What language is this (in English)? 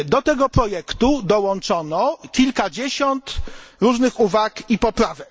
Polish